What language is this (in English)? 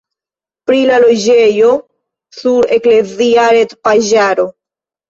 Esperanto